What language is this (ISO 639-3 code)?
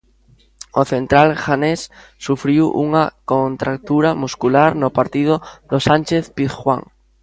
glg